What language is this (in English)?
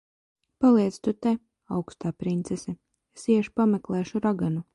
Latvian